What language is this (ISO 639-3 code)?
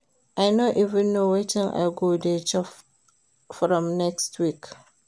pcm